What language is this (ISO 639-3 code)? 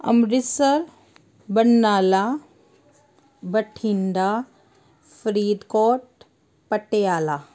pan